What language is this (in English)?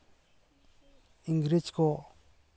Santali